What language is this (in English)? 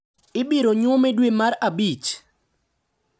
Luo (Kenya and Tanzania)